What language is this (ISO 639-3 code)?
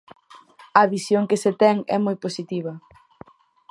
glg